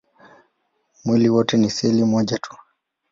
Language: Swahili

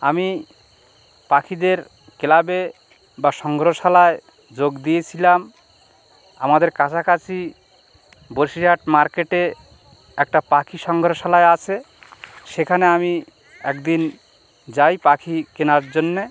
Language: Bangla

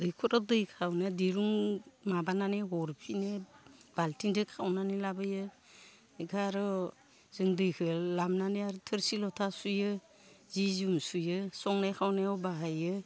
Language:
Bodo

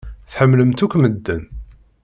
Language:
Kabyle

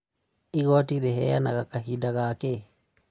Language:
Kikuyu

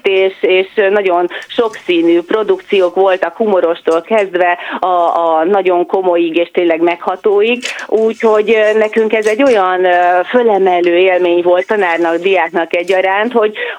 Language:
Hungarian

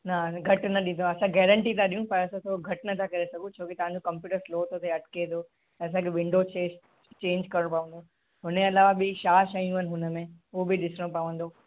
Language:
Sindhi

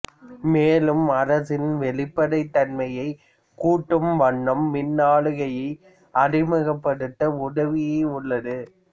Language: Tamil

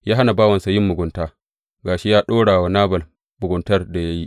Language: Hausa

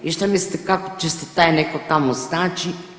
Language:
Croatian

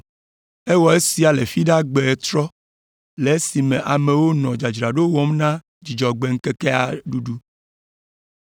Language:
Ewe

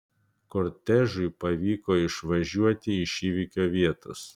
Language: Lithuanian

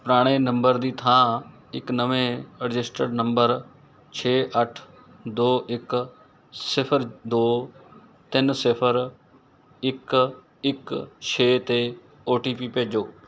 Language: Punjabi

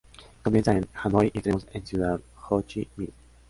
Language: Spanish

